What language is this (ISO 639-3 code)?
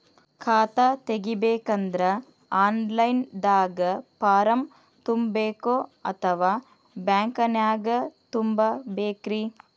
kan